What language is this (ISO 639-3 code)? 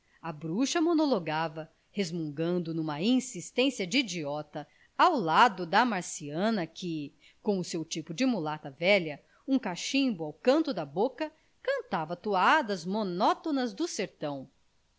por